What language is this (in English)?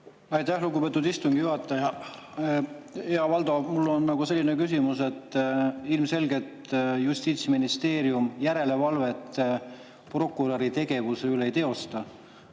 Estonian